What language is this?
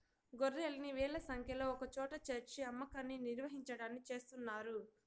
Telugu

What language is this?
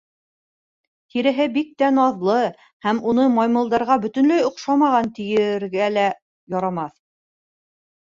Bashkir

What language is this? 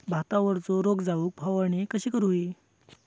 Marathi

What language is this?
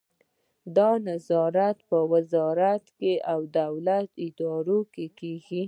Pashto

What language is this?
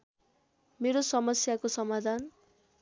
Nepali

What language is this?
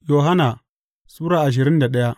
Hausa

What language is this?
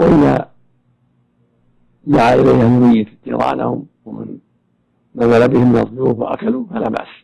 Arabic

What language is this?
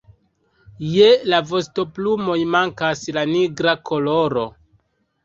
Esperanto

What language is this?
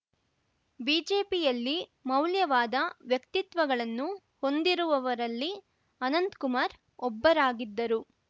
Kannada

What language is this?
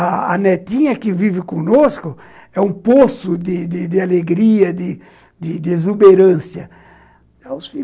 Portuguese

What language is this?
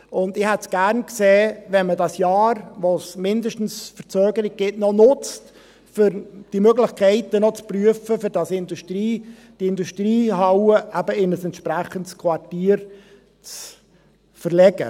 Swiss German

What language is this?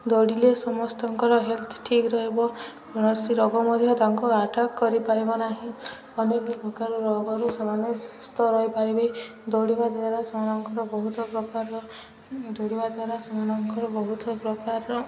Odia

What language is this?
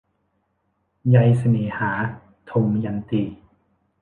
Thai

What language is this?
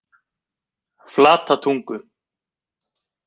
Icelandic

